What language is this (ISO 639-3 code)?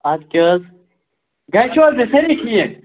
kas